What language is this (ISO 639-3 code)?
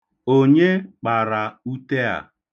ibo